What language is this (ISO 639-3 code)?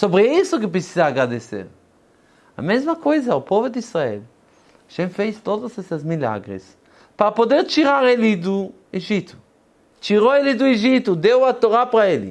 por